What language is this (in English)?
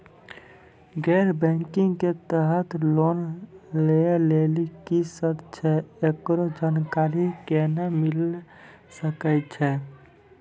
Maithili